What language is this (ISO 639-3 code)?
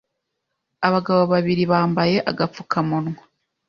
kin